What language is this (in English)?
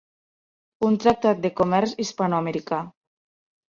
Catalan